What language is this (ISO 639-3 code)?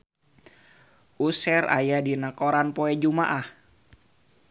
sun